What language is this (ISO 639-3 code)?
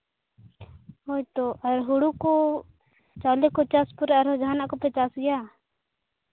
sat